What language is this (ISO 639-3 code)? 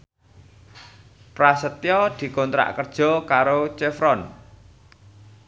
jav